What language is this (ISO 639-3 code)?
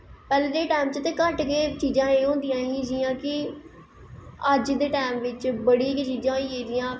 doi